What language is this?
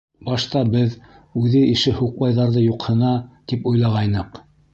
Bashkir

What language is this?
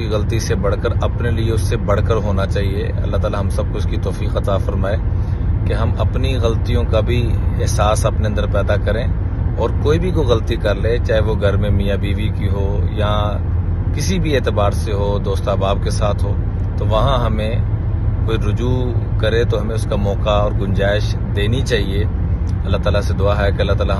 Hindi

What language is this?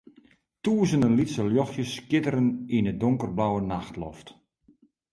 Western Frisian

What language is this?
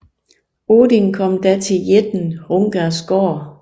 Danish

